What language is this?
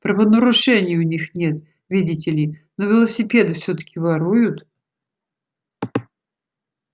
Russian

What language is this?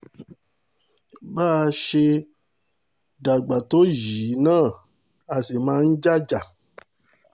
Yoruba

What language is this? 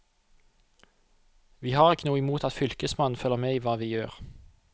Norwegian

